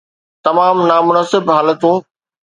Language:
Sindhi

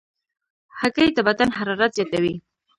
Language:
Pashto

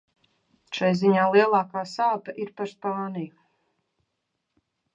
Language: Latvian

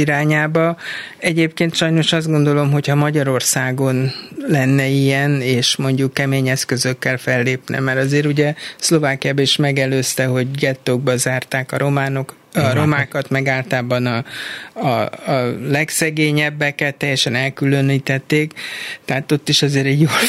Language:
Hungarian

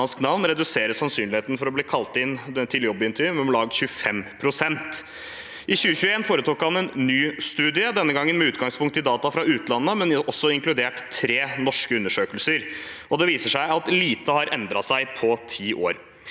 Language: Norwegian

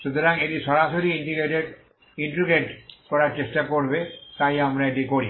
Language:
Bangla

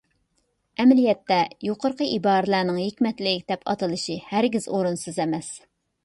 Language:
Uyghur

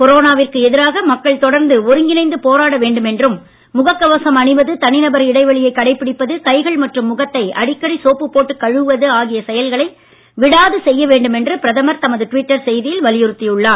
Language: Tamil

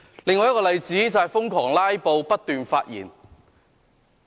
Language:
Cantonese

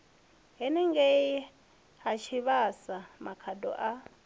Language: Venda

